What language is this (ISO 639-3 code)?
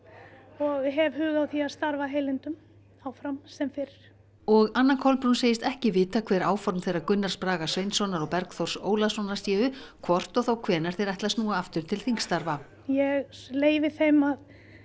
isl